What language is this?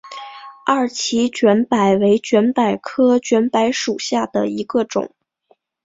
Chinese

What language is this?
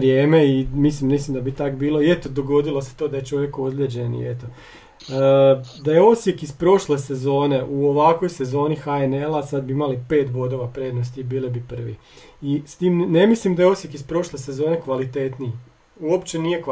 Croatian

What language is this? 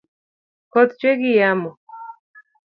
Luo (Kenya and Tanzania)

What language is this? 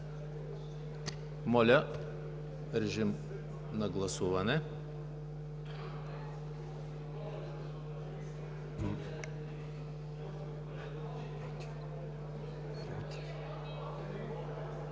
Bulgarian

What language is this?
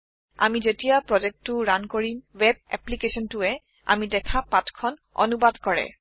Assamese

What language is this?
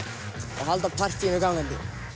Icelandic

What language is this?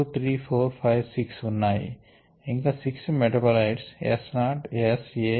Telugu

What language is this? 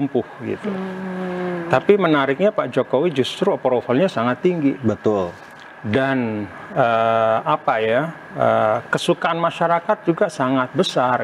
Indonesian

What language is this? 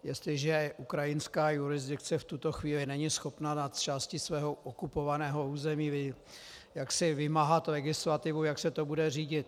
Czech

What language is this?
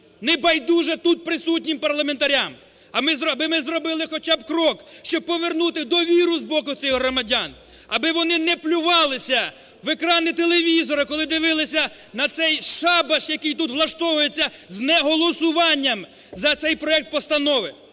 Ukrainian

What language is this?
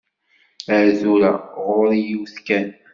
Kabyle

